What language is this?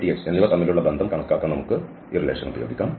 Malayalam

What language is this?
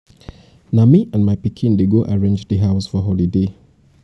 Nigerian Pidgin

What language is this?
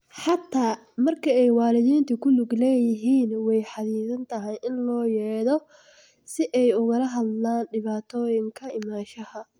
Somali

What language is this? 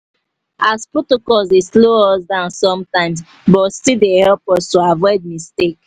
Nigerian Pidgin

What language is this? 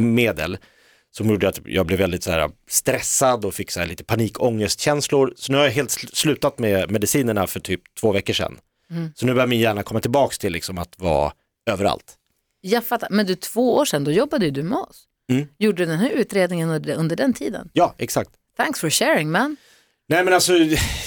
Swedish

